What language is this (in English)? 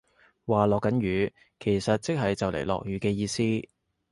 Cantonese